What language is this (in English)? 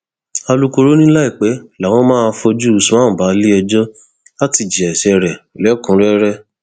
Yoruba